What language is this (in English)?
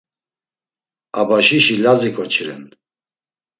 Laz